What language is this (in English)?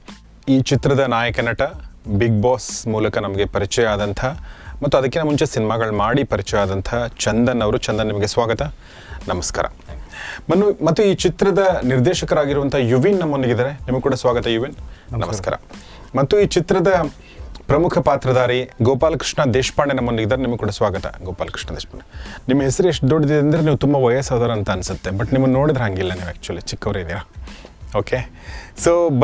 Kannada